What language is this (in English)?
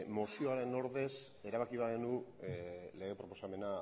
Basque